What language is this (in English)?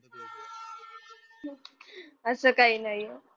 Marathi